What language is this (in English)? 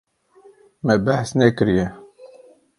Kurdish